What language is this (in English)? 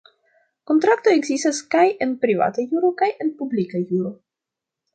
Esperanto